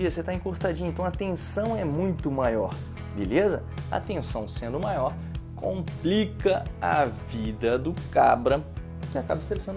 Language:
Portuguese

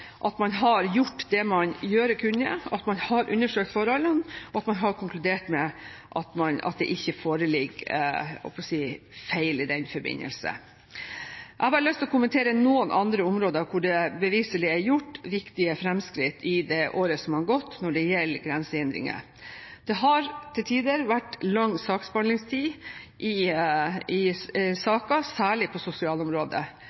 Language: Norwegian Bokmål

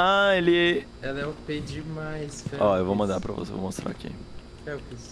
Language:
Portuguese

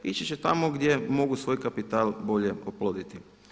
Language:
Croatian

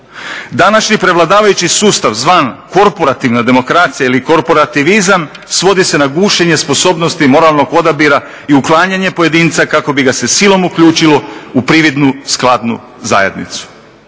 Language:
Croatian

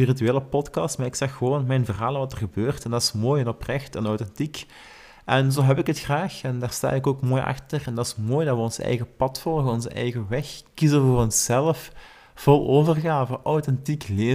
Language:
Dutch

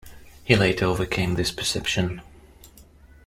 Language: English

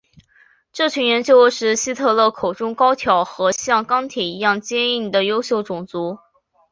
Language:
Chinese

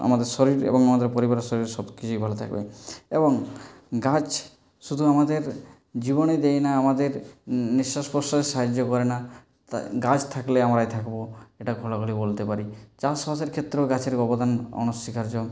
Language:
Bangla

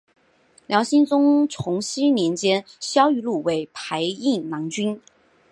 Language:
Chinese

